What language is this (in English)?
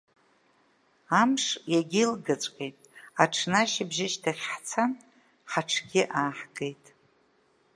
Abkhazian